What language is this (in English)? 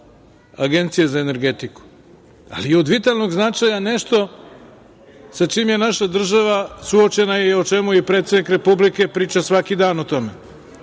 Serbian